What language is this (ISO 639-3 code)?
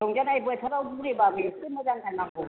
brx